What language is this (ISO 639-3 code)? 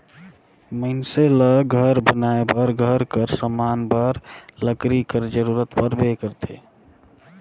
hne